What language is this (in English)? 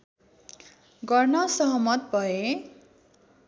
Nepali